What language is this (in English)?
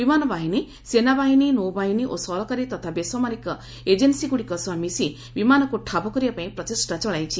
Odia